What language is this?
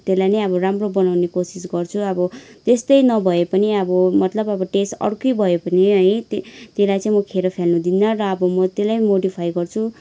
Nepali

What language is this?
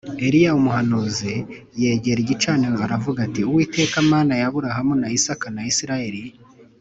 Kinyarwanda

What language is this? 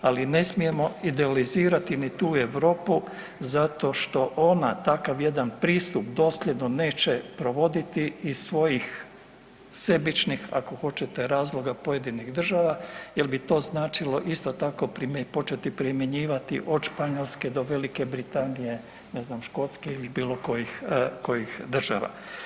Croatian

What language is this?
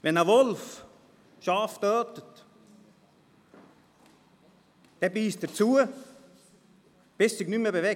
Swiss German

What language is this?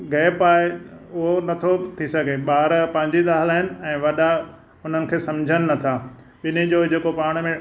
Sindhi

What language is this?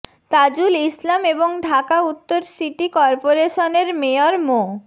Bangla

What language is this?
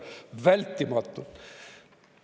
Estonian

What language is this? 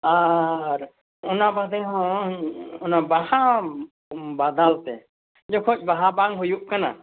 Santali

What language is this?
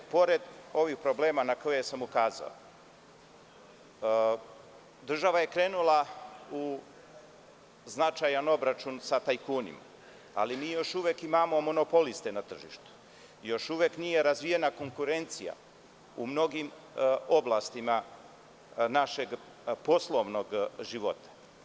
Serbian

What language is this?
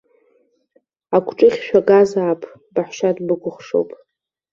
Abkhazian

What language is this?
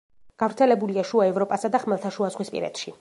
Georgian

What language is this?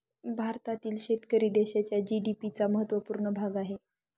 Marathi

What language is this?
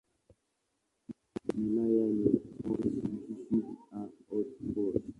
Swahili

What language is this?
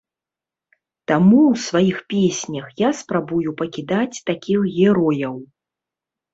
Belarusian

